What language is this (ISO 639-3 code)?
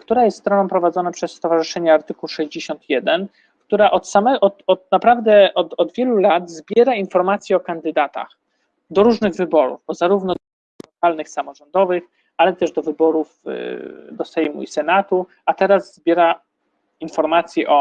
pol